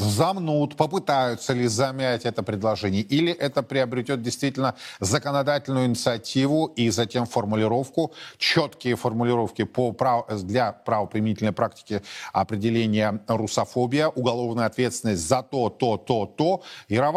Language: Russian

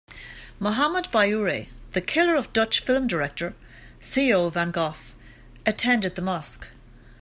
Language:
English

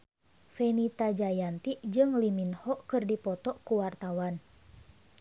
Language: Sundanese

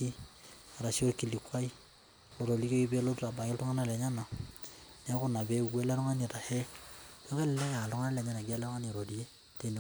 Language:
Masai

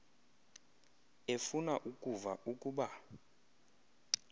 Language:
Xhosa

